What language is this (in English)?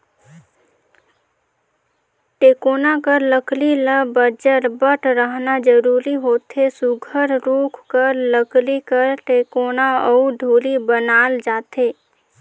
Chhattisgarhi